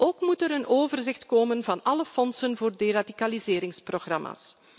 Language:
Dutch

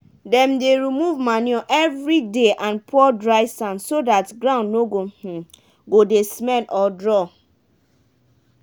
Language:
Nigerian Pidgin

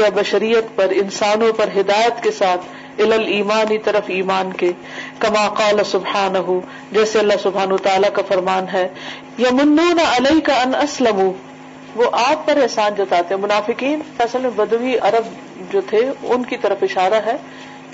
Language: Urdu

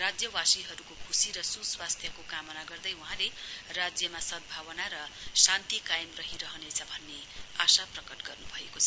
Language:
Nepali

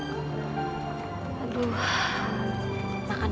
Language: Indonesian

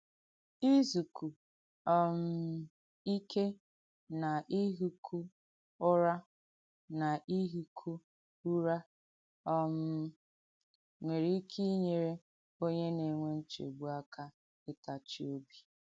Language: Igbo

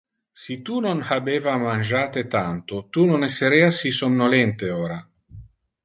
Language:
Interlingua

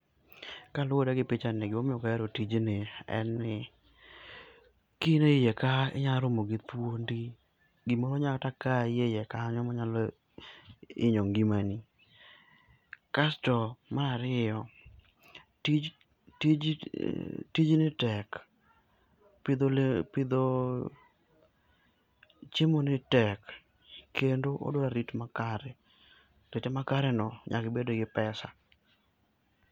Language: Luo (Kenya and Tanzania)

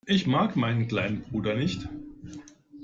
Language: German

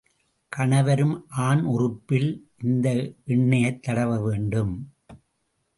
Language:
Tamil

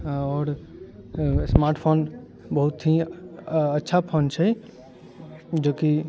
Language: Maithili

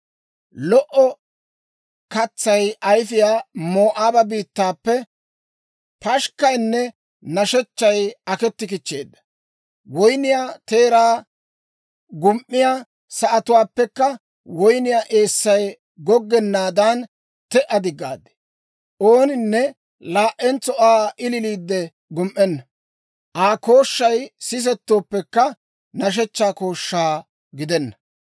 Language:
Dawro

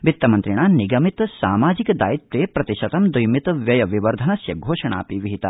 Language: Sanskrit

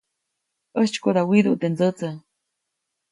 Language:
Copainalá Zoque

